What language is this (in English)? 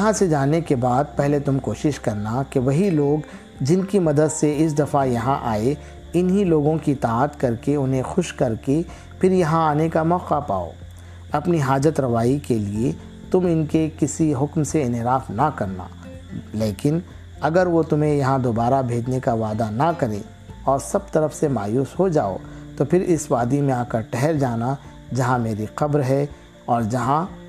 Urdu